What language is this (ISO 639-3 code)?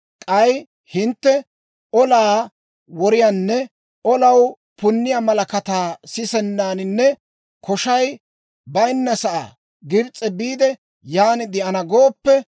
dwr